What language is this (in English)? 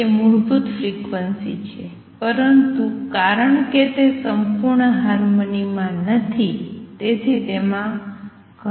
Gujarati